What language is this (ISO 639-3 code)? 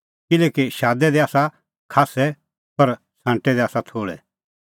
kfx